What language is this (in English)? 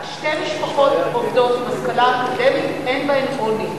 Hebrew